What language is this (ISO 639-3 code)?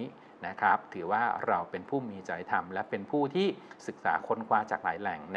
tha